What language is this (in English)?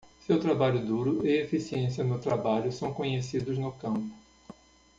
Portuguese